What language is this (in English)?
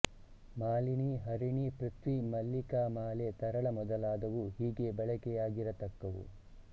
Kannada